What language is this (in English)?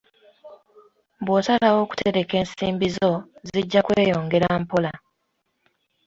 Ganda